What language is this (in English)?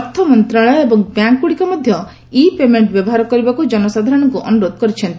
Odia